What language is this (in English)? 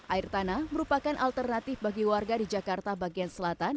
Indonesian